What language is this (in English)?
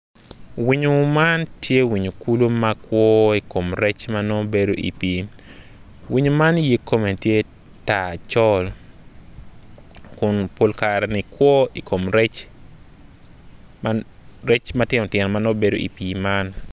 Acoli